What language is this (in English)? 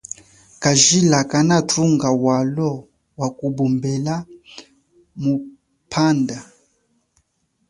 Chokwe